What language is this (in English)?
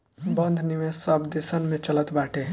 Bhojpuri